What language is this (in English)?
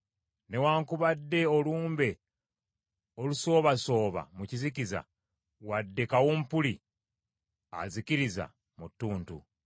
Ganda